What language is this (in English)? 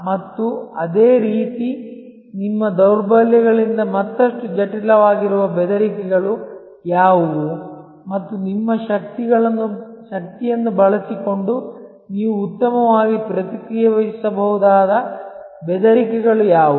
Kannada